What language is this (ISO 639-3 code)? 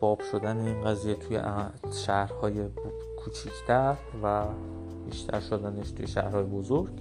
fas